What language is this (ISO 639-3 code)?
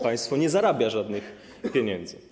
pol